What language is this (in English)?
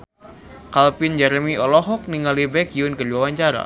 Sundanese